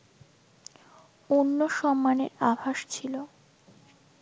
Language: Bangla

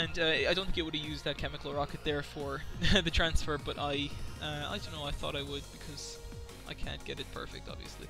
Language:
English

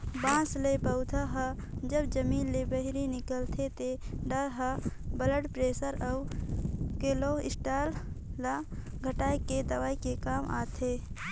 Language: Chhattisgarhi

